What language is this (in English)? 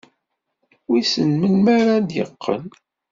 Kabyle